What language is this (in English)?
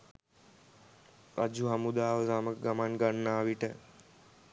Sinhala